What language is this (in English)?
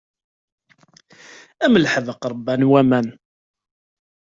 Kabyle